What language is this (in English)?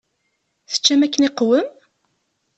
Kabyle